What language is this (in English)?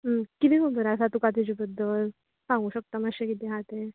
Konkani